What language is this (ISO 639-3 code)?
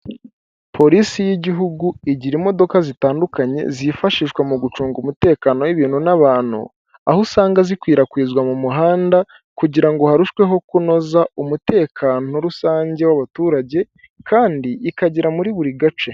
kin